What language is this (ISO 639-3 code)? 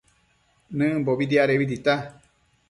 mcf